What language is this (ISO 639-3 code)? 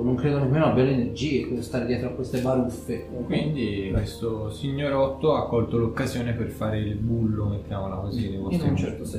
ita